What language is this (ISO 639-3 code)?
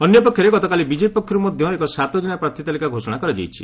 ori